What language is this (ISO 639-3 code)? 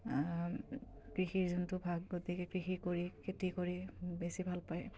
asm